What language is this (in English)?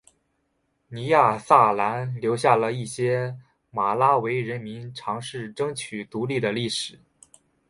Chinese